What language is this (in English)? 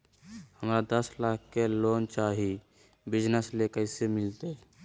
Magahi